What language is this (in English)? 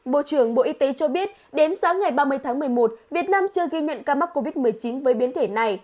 Vietnamese